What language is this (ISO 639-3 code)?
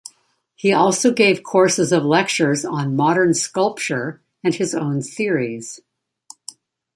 eng